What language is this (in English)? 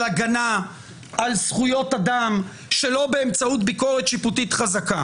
Hebrew